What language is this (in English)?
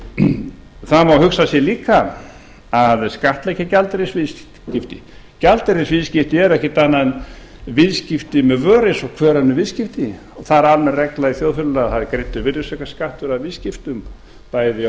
Icelandic